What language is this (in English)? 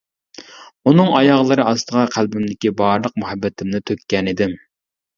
Uyghur